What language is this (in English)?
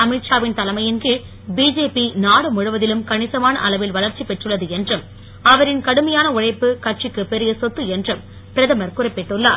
Tamil